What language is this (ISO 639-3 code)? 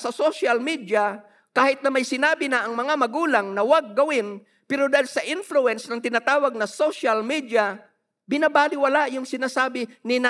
fil